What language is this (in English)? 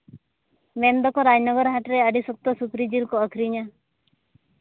Santali